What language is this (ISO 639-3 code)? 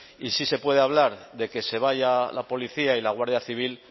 spa